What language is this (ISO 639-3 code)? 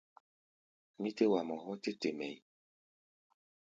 gba